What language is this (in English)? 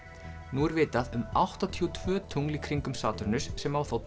Icelandic